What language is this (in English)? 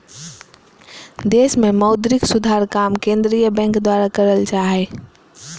Magahi